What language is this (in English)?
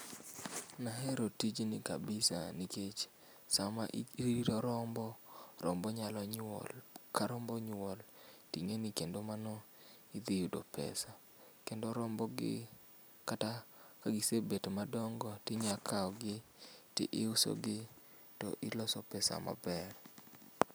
Luo (Kenya and Tanzania)